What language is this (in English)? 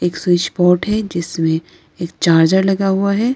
Hindi